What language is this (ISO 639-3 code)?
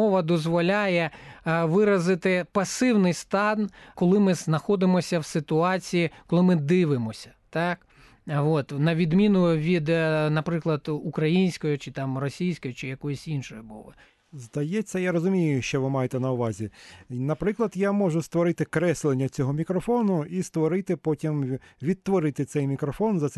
ukr